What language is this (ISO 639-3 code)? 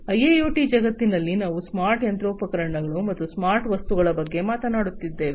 kan